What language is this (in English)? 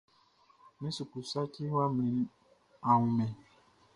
Baoulé